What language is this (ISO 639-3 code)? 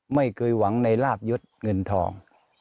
tha